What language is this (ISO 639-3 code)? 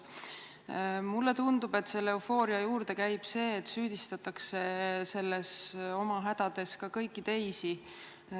est